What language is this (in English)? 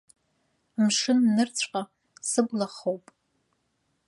Abkhazian